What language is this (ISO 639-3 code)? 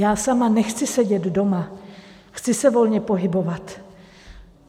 ces